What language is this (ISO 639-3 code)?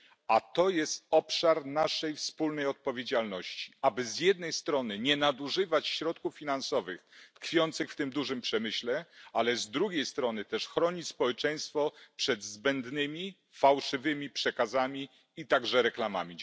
pol